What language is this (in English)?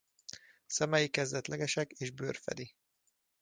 Hungarian